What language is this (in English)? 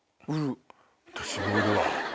Japanese